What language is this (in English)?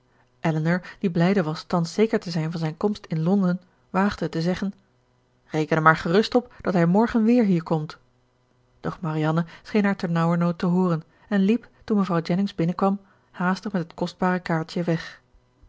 Dutch